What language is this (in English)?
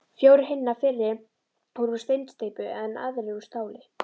Icelandic